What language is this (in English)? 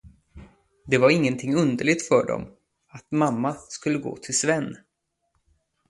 Swedish